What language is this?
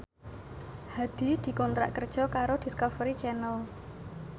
Javanese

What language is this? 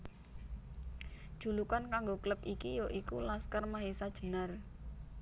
Javanese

